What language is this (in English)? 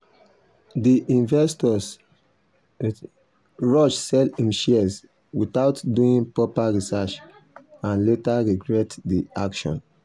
Nigerian Pidgin